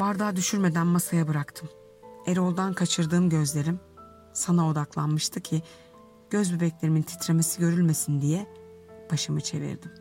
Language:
Turkish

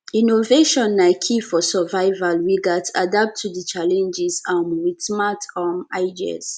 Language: Nigerian Pidgin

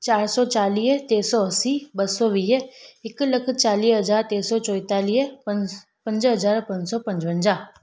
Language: Sindhi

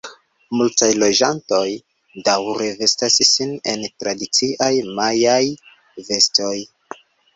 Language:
Esperanto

